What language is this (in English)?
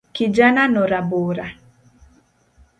Luo (Kenya and Tanzania)